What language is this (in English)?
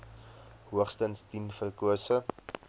Afrikaans